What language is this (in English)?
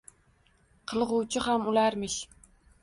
Uzbek